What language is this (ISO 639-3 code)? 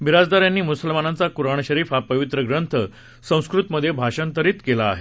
mar